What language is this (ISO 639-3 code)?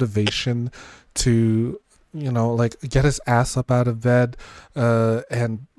eng